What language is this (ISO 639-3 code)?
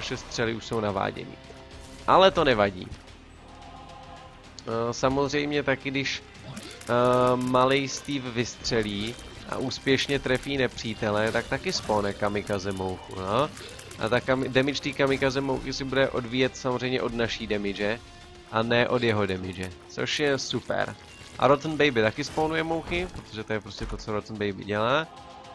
ces